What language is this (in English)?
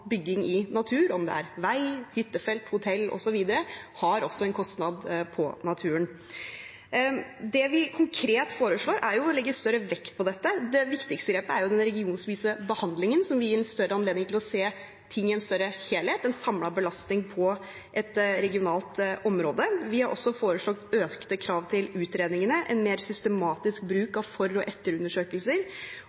Norwegian Bokmål